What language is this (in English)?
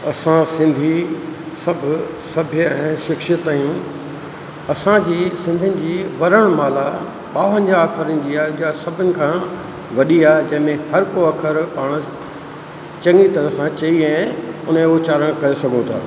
Sindhi